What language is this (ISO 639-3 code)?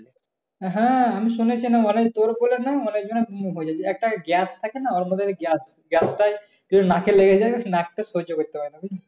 ben